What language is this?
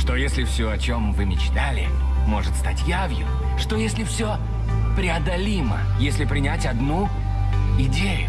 Russian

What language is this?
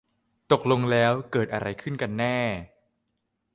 Thai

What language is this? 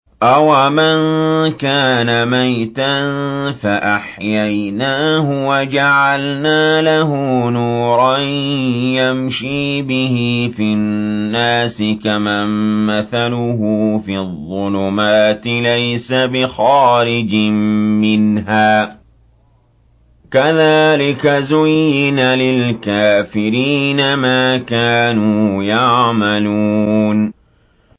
Arabic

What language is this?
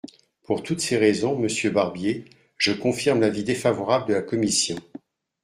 French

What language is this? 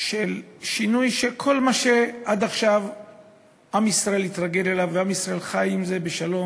Hebrew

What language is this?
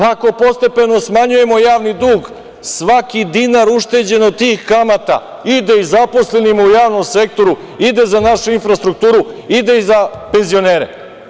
Serbian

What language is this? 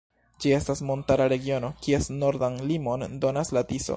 Esperanto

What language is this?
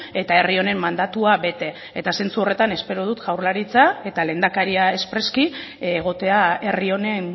Basque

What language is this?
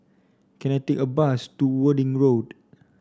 English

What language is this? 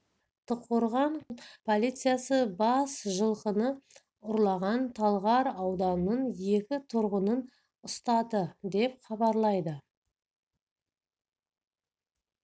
Kazakh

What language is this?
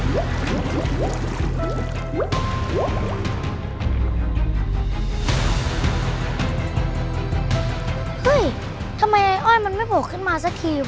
Thai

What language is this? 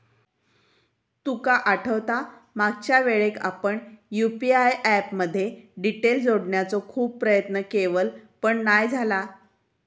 Marathi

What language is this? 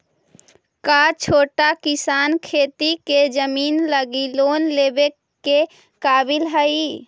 Magahi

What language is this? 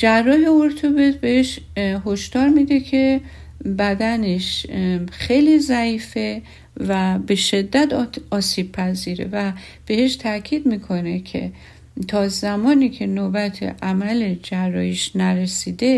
Persian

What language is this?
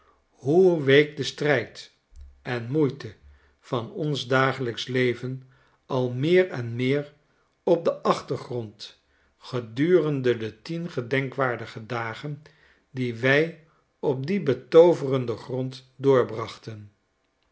Dutch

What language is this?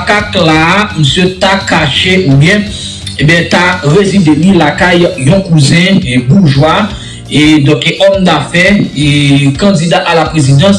French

